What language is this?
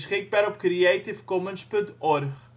Dutch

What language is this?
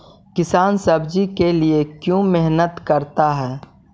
Magahi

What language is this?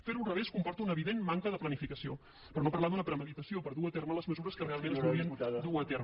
Catalan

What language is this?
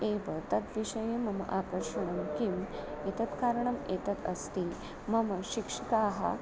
Sanskrit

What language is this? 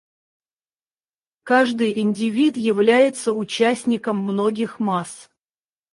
Russian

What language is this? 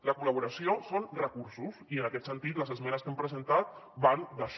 Catalan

